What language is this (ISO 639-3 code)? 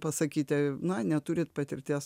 lit